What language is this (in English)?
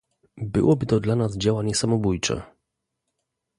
Polish